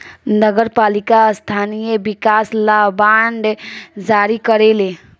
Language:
Bhojpuri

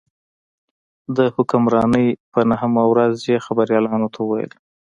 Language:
Pashto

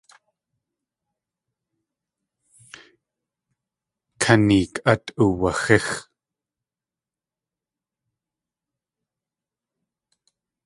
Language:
Tlingit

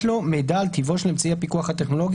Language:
Hebrew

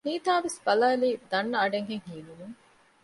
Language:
Divehi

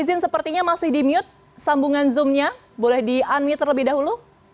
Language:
Indonesian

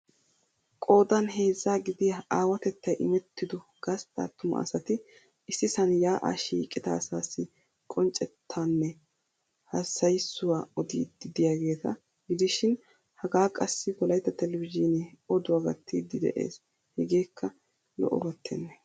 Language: Wolaytta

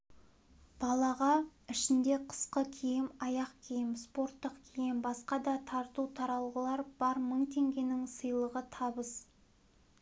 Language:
Kazakh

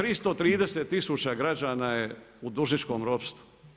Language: Croatian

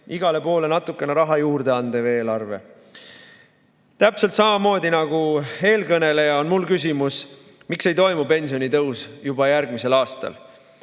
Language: Estonian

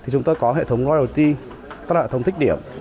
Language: Vietnamese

